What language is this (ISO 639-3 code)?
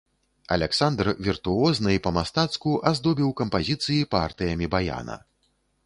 bel